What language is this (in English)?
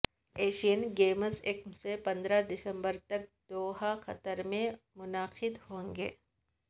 Urdu